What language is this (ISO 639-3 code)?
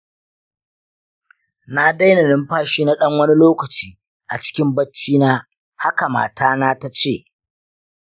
hau